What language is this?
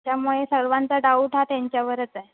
Marathi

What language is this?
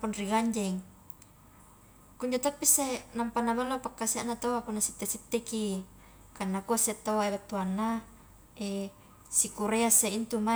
Highland Konjo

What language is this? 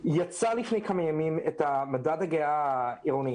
Hebrew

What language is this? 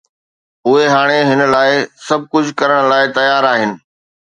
Sindhi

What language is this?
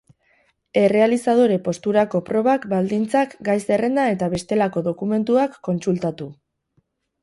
Basque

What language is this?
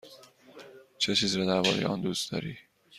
Persian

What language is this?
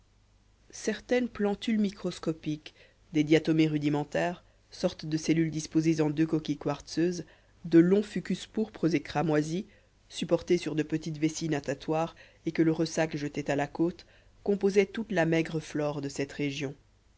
French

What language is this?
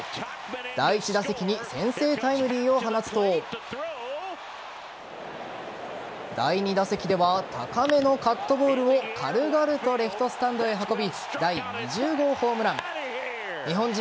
Japanese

